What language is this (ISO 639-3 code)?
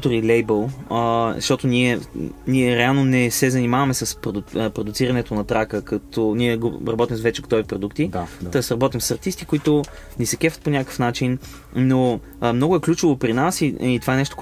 bul